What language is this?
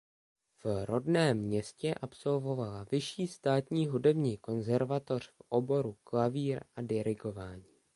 Czech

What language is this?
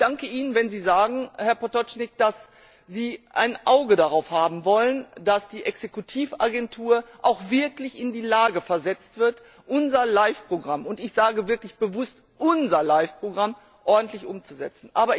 German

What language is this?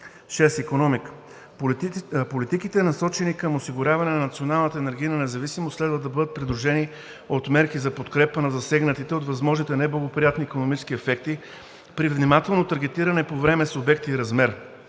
Bulgarian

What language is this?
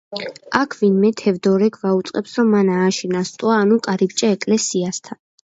Georgian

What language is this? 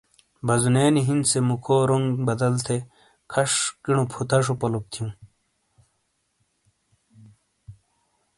Shina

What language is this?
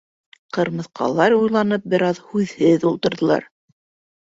Bashkir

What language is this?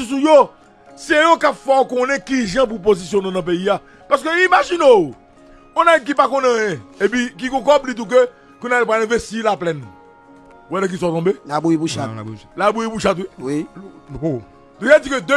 French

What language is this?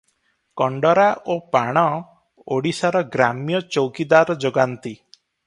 Odia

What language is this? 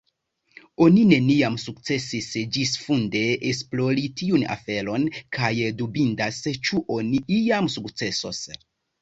Esperanto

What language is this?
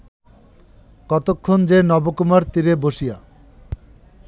Bangla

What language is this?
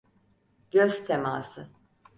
Turkish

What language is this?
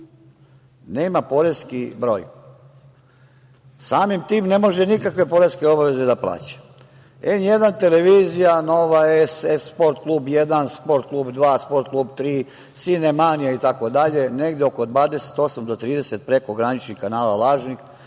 Serbian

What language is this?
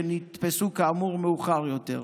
Hebrew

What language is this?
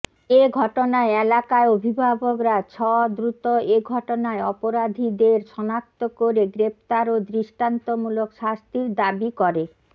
Bangla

